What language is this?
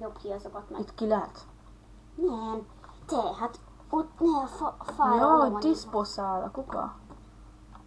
Hungarian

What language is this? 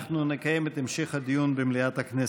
Hebrew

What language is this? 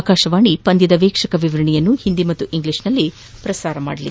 Kannada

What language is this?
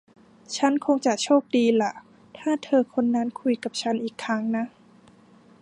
Thai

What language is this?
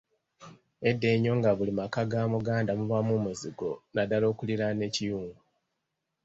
Ganda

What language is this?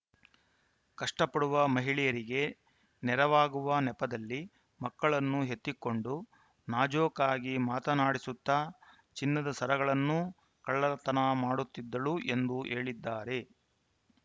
Kannada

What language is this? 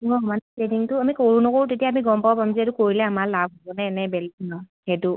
Assamese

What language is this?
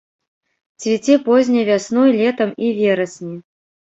Belarusian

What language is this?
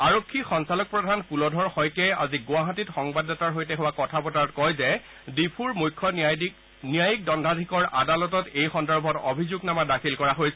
Assamese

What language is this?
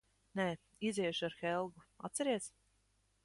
Latvian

